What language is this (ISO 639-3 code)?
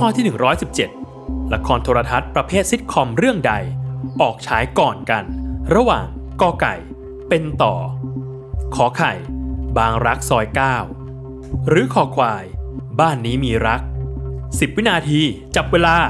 tha